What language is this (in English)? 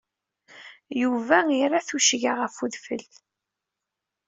Kabyle